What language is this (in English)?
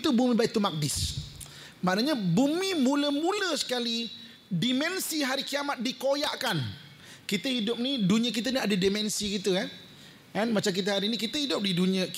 Malay